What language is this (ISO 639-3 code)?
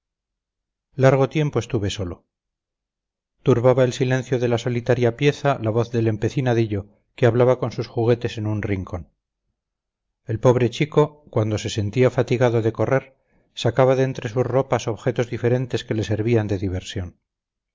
spa